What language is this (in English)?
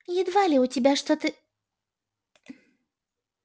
Russian